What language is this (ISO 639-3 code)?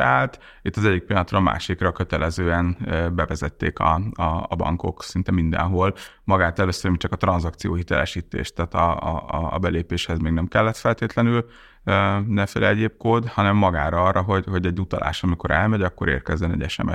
hun